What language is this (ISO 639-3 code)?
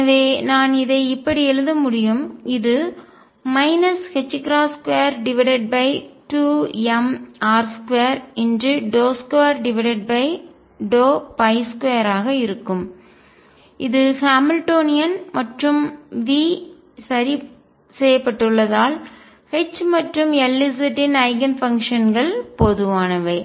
tam